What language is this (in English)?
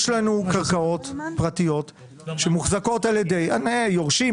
Hebrew